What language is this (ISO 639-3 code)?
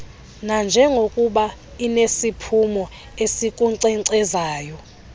xho